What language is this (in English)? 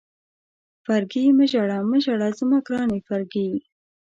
Pashto